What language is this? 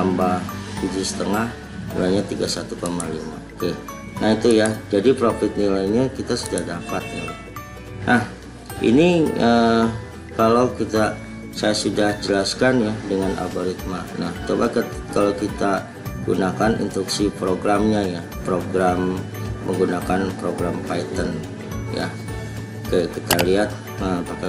Indonesian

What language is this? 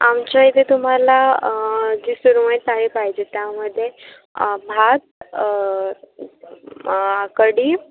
Marathi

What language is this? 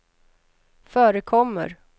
Swedish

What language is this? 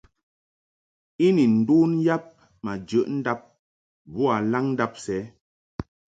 Mungaka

